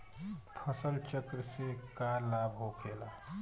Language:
Bhojpuri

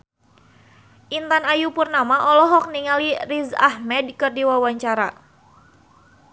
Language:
Sundanese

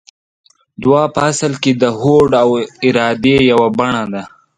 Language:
Pashto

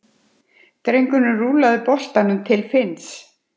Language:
Icelandic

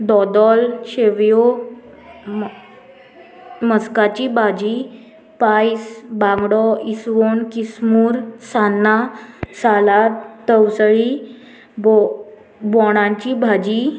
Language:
Konkani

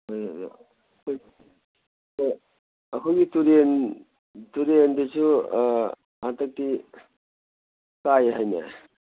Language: Manipuri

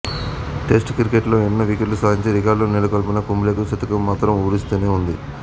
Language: Telugu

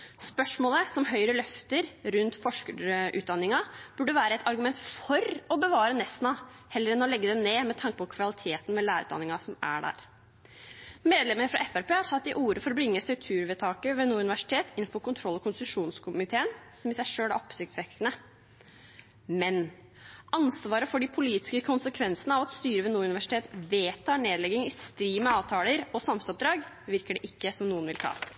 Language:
Norwegian Bokmål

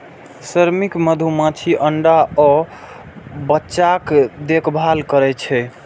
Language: Maithili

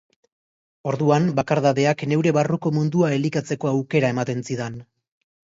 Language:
Basque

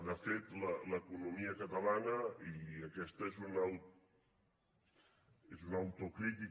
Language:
Catalan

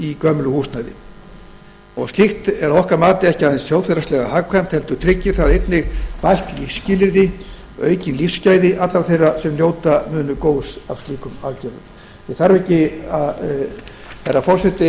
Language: Icelandic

